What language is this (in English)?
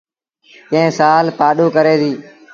Sindhi Bhil